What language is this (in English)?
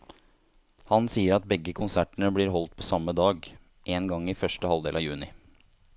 Norwegian